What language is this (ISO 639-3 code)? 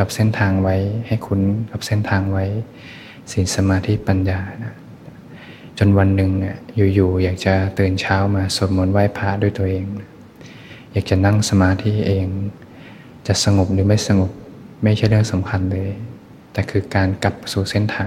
tha